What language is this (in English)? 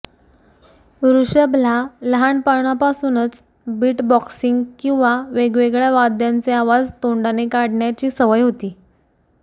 Marathi